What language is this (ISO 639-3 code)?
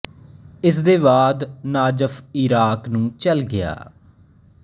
pan